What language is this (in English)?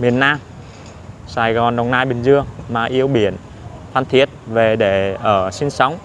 Vietnamese